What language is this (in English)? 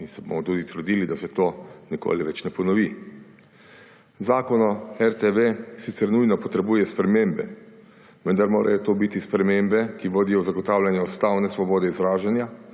Slovenian